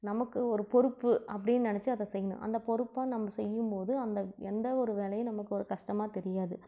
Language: Tamil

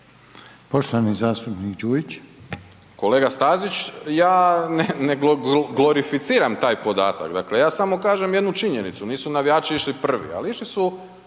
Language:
Croatian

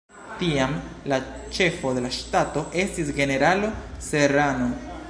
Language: Esperanto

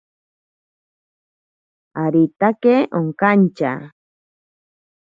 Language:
Ashéninka Perené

